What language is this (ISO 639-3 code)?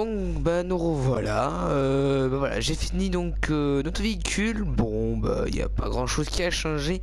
fra